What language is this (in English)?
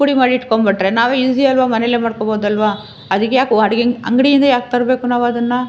Kannada